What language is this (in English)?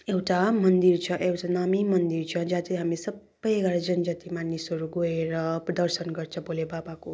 Nepali